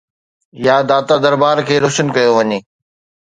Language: Sindhi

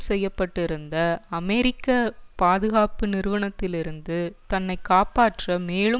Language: Tamil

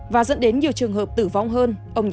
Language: Vietnamese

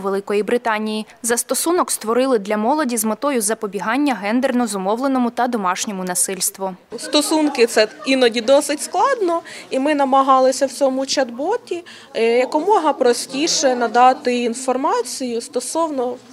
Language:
Ukrainian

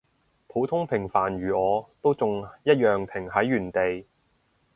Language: Cantonese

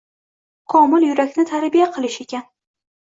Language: Uzbek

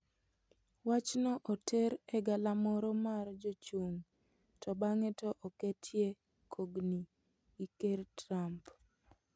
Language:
Luo (Kenya and Tanzania)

